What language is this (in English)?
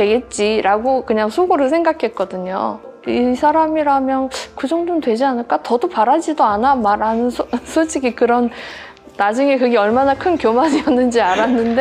Korean